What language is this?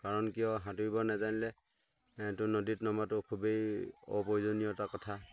Assamese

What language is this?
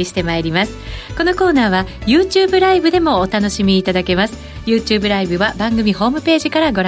Japanese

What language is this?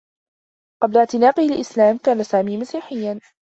Arabic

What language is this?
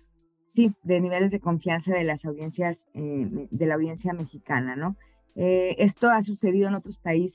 Spanish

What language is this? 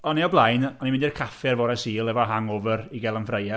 Welsh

